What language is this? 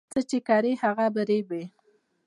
Pashto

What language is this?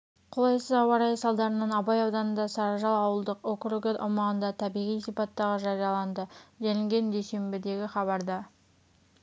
Kazakh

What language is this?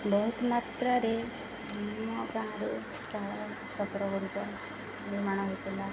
Odia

